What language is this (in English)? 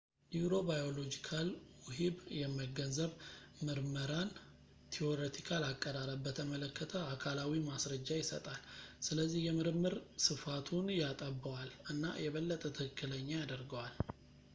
Amharic